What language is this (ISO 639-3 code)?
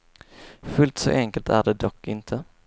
swe